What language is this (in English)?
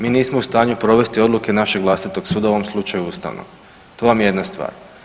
Croatian